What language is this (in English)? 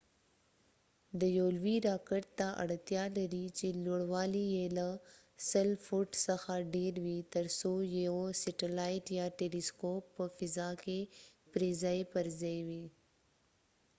Pashto